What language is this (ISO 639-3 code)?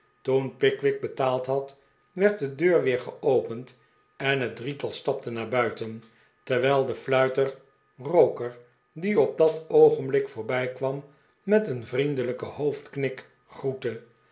nld